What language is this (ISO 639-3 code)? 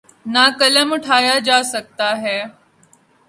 urd